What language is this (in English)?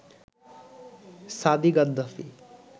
Bangla